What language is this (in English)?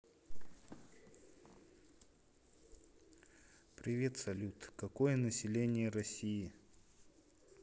Russian